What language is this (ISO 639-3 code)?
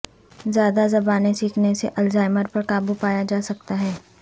urd